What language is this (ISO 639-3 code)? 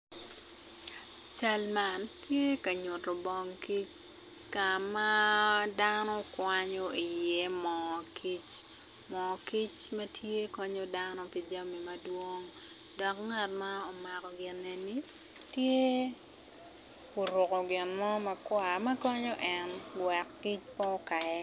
ach